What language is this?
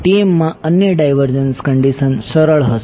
Gujarati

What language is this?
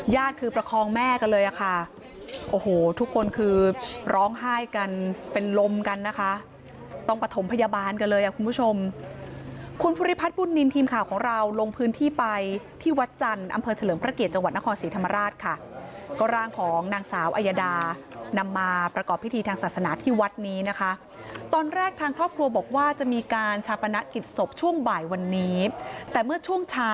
Thai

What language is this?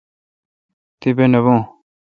Kalkoti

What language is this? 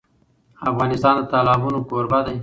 Pashto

